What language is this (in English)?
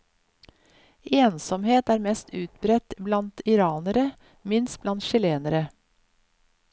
Norwegian